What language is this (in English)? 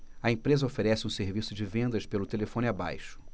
Portuguese